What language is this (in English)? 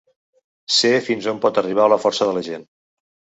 Catalan